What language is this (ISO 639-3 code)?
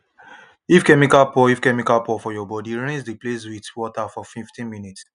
pcm